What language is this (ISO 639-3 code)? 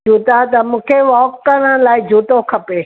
snd